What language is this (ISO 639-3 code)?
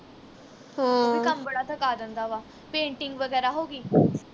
pan